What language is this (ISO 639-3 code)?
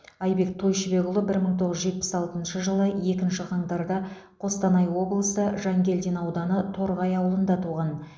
kaz